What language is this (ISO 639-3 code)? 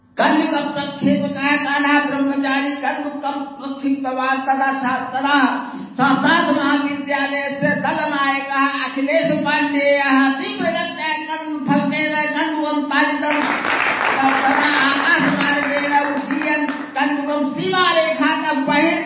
ori